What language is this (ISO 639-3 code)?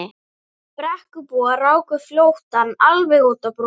isl